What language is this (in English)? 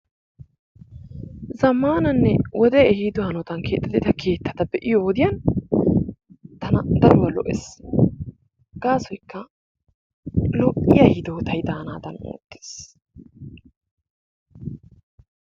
Wolaytta